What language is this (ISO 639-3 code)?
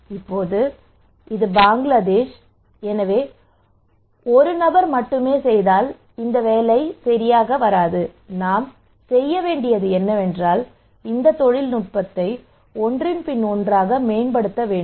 tam